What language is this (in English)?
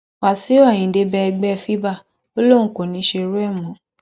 Yoruba